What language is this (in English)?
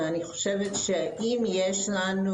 Hebrew